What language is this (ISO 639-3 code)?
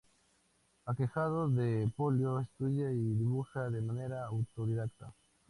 spa